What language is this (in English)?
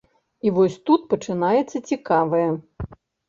Belarusian